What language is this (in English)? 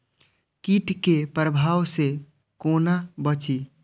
Maithili